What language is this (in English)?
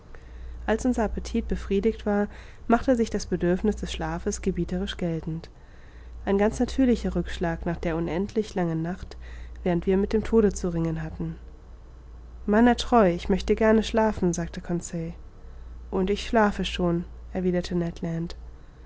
German